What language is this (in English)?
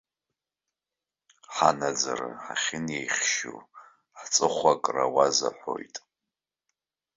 Abkhazian